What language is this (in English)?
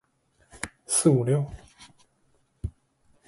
Chinese